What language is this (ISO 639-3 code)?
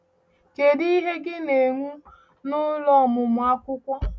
ibo